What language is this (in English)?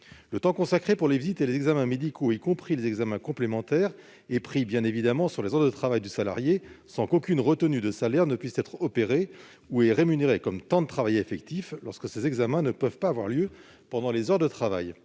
French